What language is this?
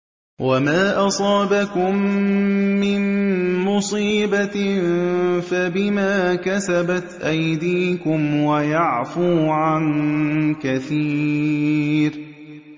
Arabic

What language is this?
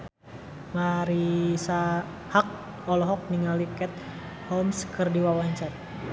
Sundanese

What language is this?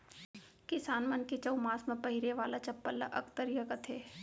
Chhattisgarhi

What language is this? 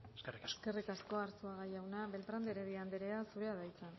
Basque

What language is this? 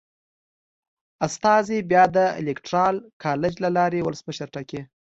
Pashto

